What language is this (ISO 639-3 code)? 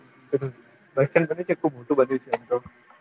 guj